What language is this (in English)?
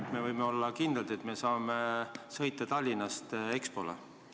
Estonian